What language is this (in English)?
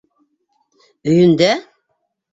Bashkir